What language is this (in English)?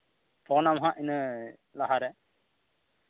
Santali